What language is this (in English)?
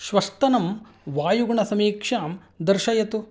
Sanskrit